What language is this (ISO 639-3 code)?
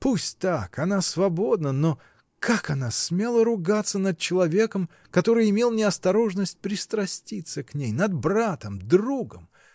rus